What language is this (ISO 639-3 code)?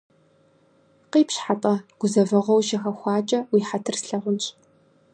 kbd